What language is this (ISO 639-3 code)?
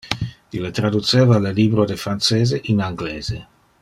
ina